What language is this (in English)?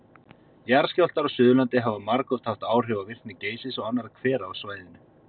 Icelandic